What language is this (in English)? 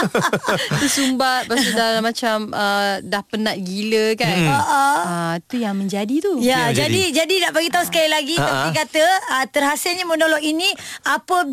Malay